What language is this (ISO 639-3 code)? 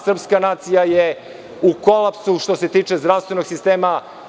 srp